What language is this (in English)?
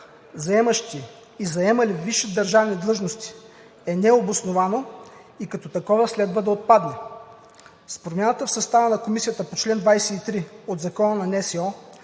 Bulgarian